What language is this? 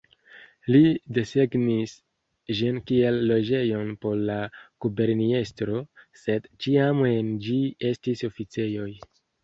Esperanto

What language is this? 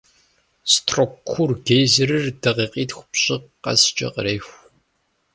Kabardian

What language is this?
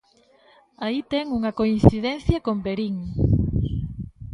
Galician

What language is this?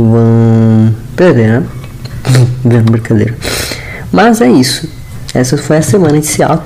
Portuguese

